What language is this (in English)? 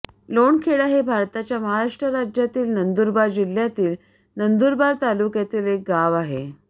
Marathi